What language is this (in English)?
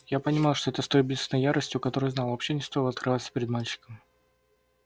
Russian